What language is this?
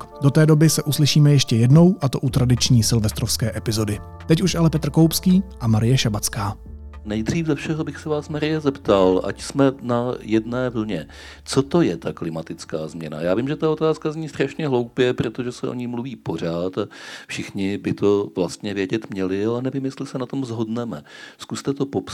Czech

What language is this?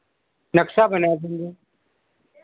Hindi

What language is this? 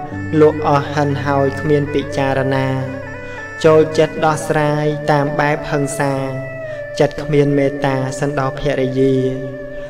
Thai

